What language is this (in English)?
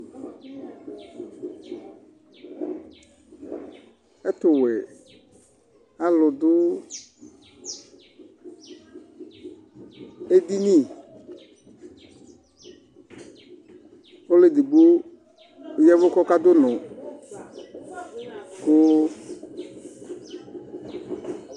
Ikposo